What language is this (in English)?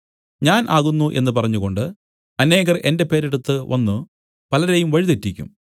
Malayalam